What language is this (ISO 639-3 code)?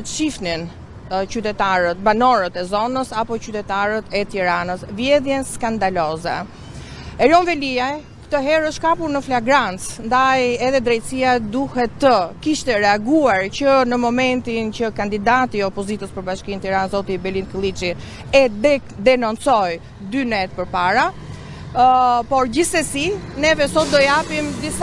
ron